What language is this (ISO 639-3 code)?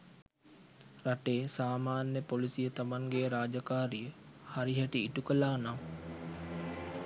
sin